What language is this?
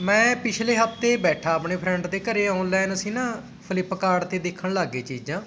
Punjabi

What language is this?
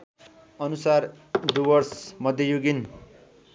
Nepali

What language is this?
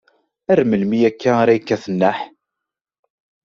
Kabyle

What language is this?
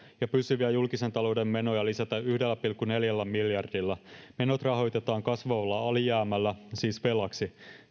Finnish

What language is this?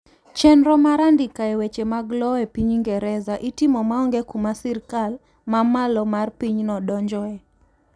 Luo (Kenya and Tanzania)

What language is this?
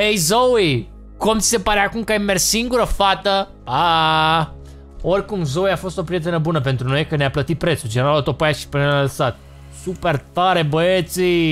Romanian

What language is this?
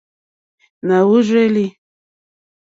Mokpwe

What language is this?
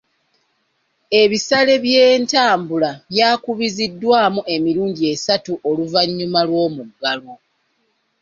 Ganda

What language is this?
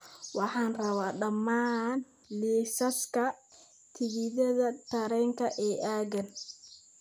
Somali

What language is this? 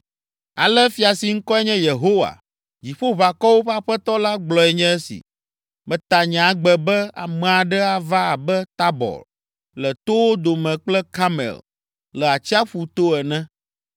Ewe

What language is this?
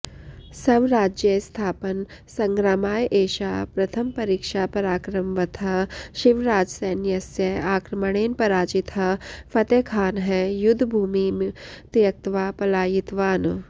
Sanskrit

